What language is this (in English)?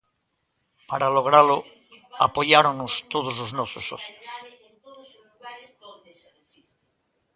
Galician